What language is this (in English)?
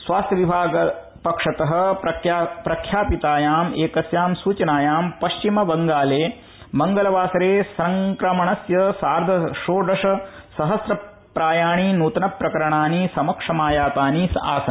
Sanskrit